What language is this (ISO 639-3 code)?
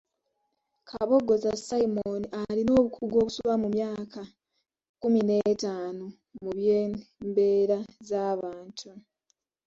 lug